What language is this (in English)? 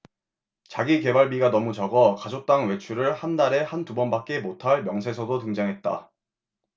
Korean